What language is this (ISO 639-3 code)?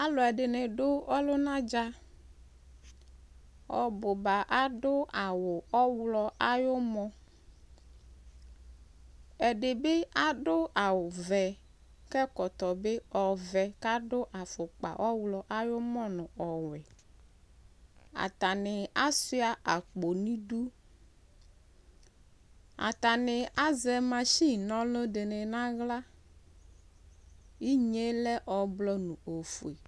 kpo